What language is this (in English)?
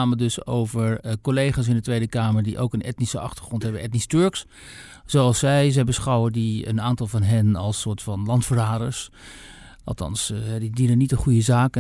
Dutch